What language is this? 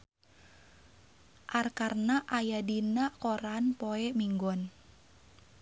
Sundanese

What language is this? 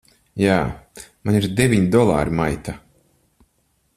Latvian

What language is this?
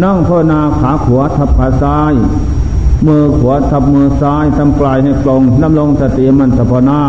Thai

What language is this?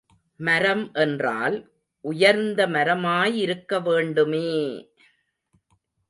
Tamil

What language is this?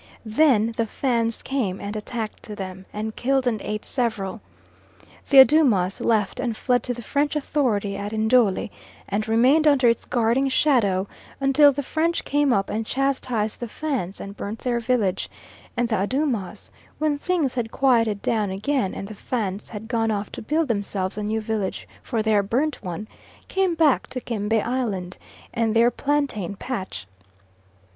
English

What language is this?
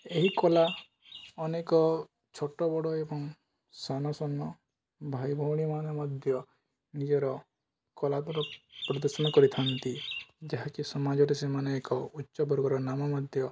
Odia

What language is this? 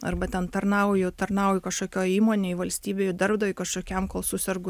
Lithuanian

